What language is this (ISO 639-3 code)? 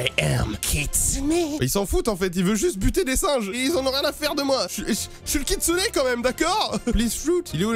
fra